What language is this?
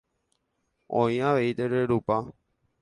Guarani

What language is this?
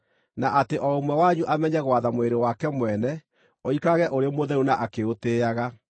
Kikuyu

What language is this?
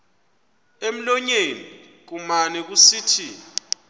Xhosa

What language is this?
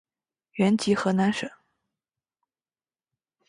Chinese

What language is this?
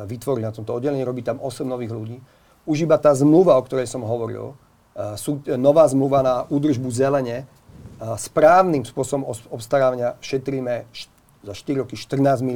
Slovak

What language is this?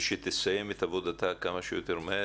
Hebrew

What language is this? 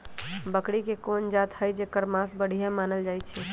Magahi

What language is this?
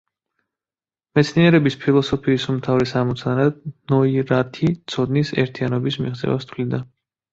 Georgian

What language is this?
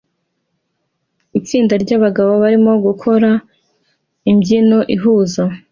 Kinyarwanda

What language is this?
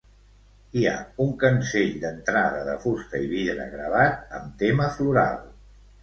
Catalan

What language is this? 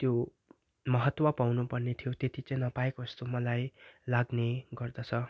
Nepali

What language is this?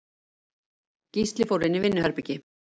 Icelandic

